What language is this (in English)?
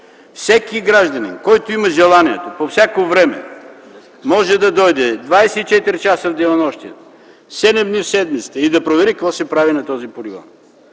Bulgarian